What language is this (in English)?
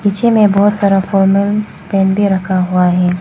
Hindi